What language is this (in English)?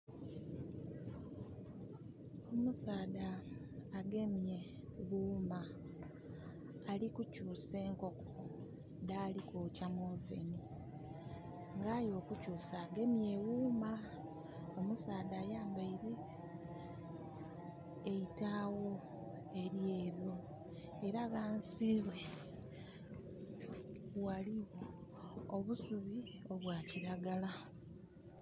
Soga